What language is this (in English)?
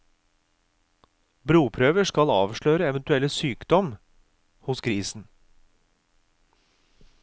Norwegian